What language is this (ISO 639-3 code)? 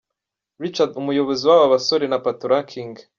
kin